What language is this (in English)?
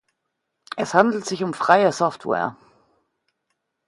German